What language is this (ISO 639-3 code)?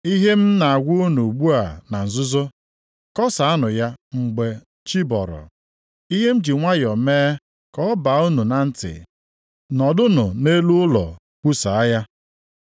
ibo